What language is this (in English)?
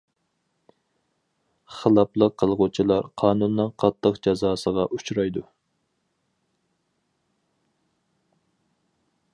Uyghur